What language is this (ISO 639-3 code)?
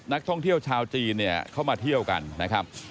tha